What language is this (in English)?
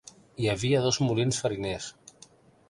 Catalan